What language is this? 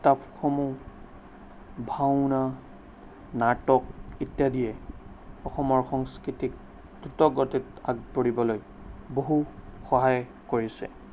Assamese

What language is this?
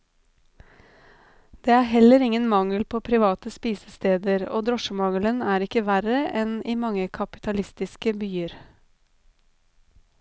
Norwegian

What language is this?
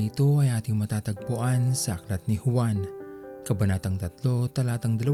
Filipino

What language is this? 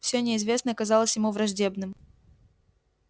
Russian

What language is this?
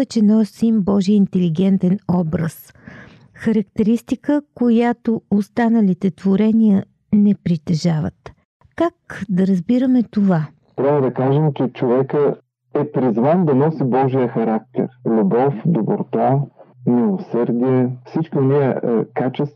Bulgarian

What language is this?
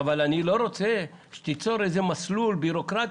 Hebrew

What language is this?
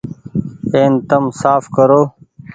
Goaria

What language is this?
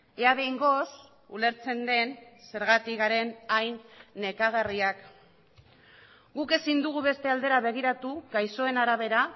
Basque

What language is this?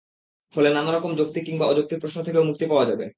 Bangla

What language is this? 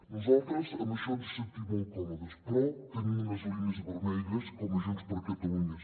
Catalan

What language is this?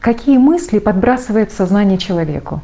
Russian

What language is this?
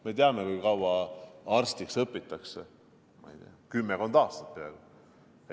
Estonian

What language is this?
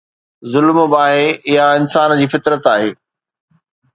Sindhi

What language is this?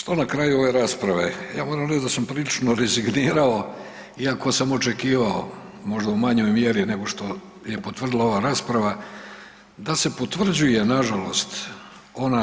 Croatian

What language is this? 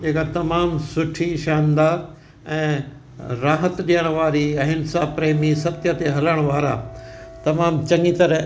Sindhi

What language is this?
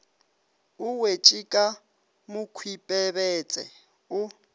Northern Sotho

